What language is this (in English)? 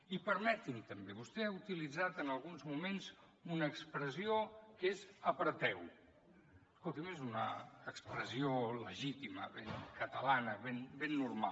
Catalan